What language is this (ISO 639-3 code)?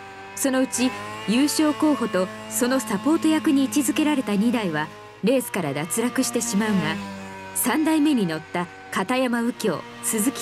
jpn